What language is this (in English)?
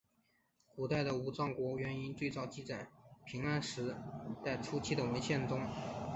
Chinese